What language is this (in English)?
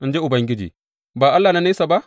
Hausa